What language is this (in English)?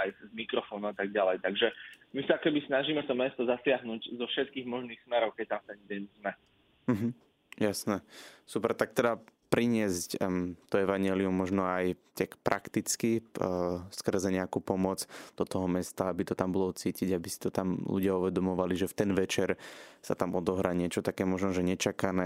Slovak